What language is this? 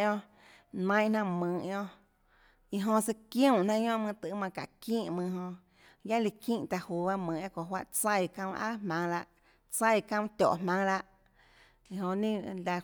Tlacoatzintepec Chinantec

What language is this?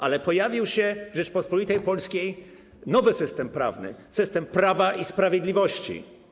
Polish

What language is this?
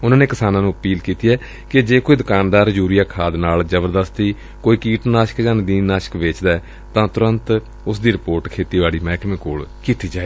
Punjabi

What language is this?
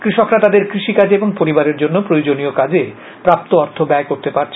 Bangla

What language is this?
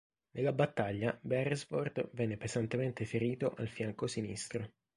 Italian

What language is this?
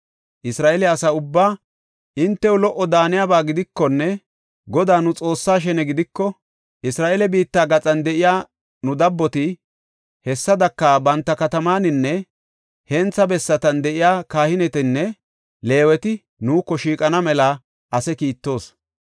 Gofa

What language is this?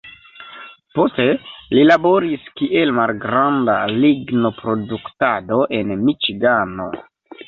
Esperanto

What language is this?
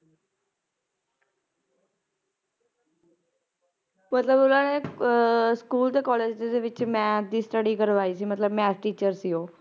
Punjabi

